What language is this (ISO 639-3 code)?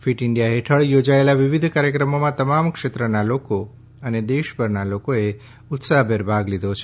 guj